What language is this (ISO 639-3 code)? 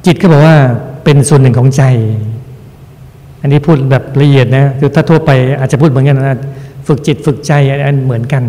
tha